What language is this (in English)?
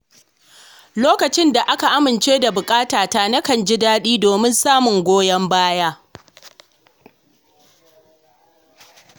Hausa